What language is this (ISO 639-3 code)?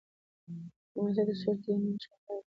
pus